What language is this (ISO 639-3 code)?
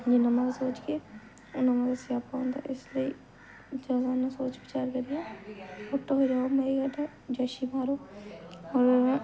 doi